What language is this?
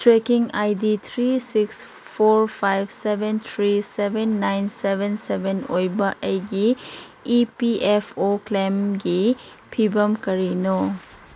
Manipuri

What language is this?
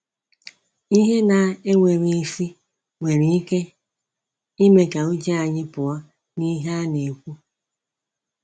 Igbo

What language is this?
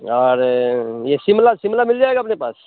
Hindi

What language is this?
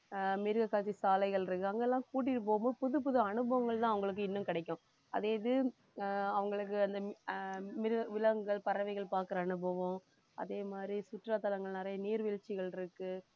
Tamil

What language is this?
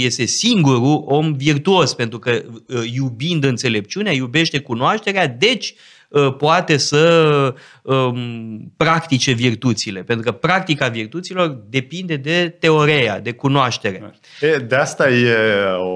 Romanian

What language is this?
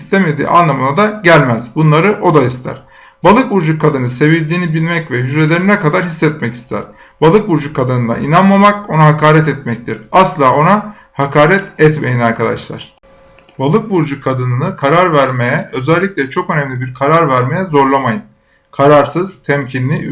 Turkish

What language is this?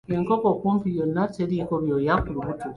Ganda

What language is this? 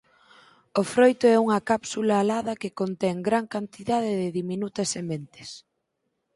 Galician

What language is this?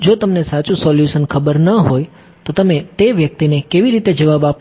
Gujarati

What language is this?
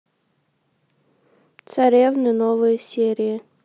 Russian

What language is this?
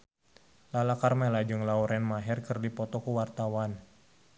Sundanese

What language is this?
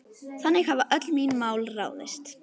Icelandic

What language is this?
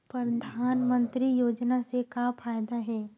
Chhattisgarhi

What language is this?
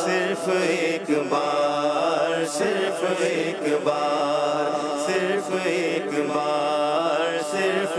Arabic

